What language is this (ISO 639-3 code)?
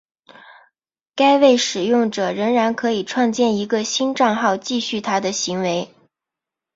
zho